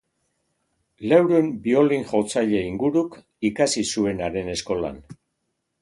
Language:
Basque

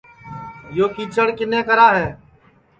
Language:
Sansi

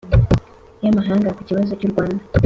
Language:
Kinyarwanda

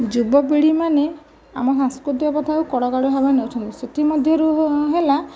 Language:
Odia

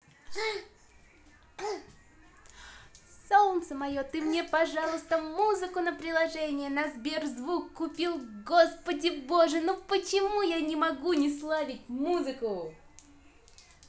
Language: Russian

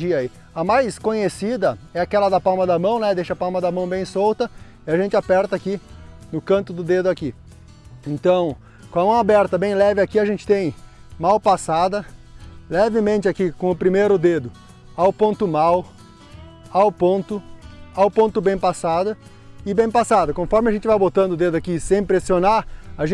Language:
Portuguese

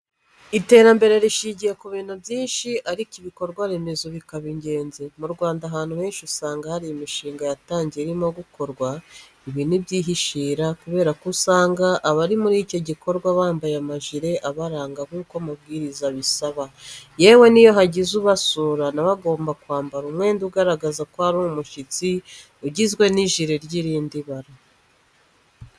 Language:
Kinyarwanda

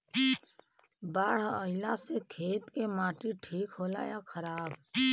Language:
Bhojpuri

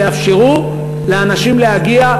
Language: Hebrew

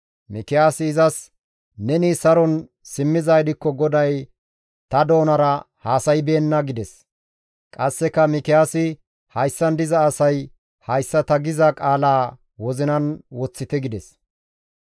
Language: Gamo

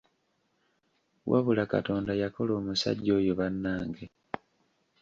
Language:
Ganda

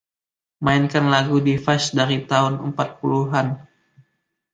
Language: Indonesian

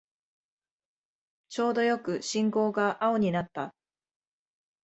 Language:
Japanese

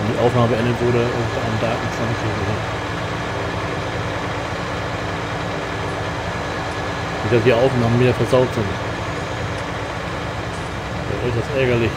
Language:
German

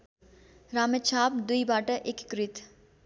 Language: Nepali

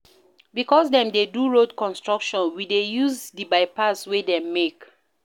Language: Nigerian Pidgin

